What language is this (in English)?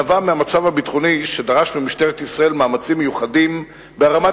Hebrew